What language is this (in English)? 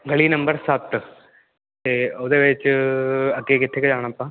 Punjabi